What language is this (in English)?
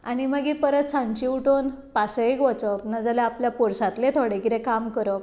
Konkani